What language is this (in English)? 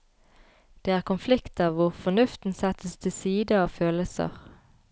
Norwegian